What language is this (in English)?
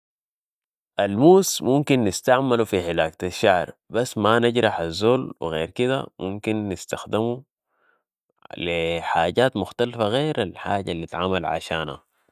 Sudanese Arabic